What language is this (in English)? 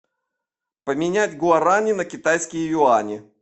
Russian